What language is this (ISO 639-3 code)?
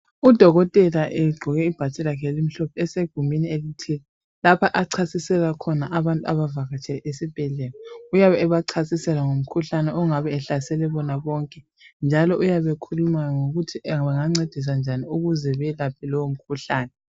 nde